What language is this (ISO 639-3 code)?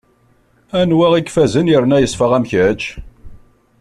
kab